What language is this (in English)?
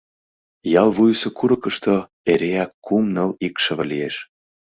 Mari